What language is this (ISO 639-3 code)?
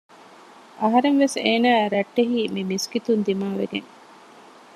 div